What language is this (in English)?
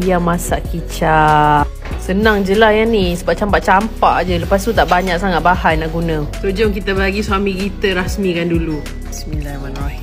Malay